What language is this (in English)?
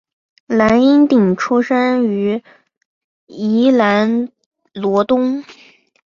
Chinese